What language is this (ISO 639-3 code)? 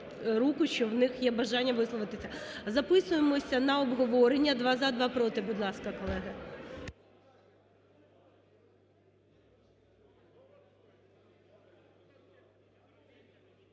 ukr